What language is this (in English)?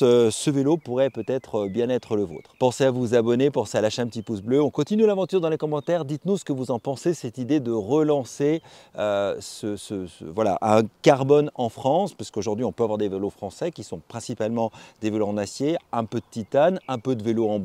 French